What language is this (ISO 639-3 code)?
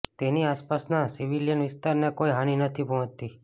guj